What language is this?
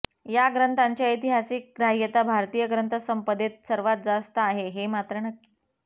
Marathi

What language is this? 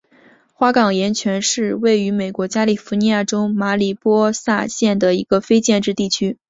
Chinese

